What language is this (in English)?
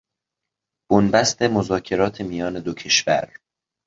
Persian